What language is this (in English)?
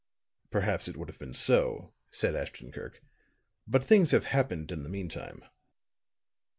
English